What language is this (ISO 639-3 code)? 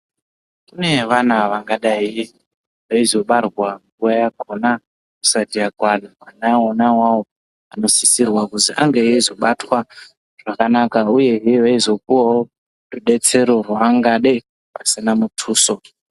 ndc